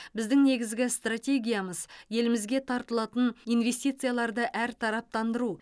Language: Kazakh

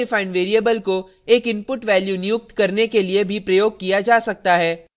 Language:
Hindi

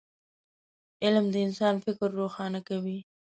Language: Pashto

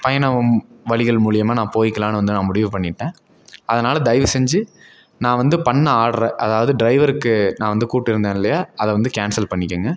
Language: Tamil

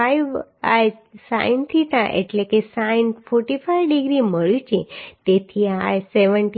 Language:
Gujarati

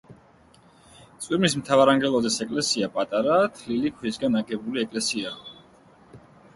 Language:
Georgian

